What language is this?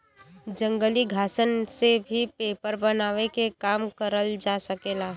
Bhojpuri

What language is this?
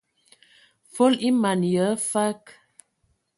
Ewondo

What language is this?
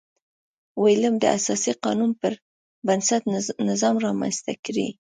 Pashto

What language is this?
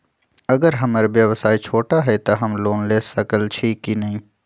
Magahi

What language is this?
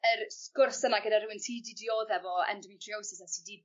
Welsh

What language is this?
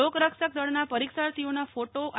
Gujarati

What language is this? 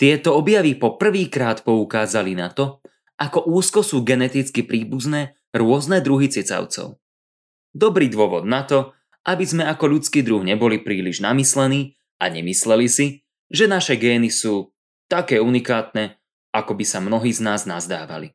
Slovak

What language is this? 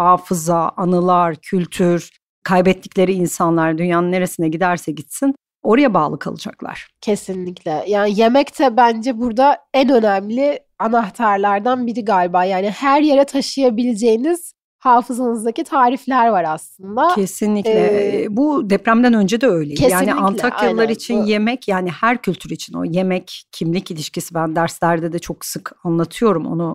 Turkish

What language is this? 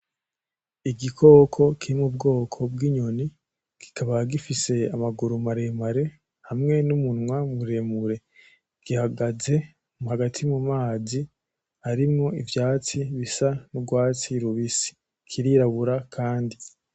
Rundi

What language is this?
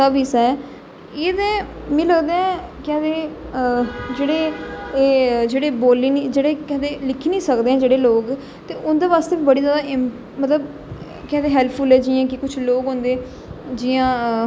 Dogri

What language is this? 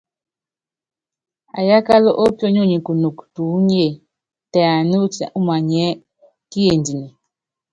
Yangben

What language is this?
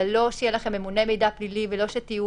Hebrew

